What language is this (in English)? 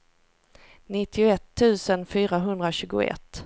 Swedish